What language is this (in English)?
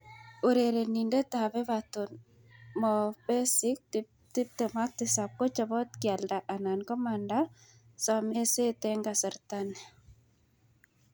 Kalenjin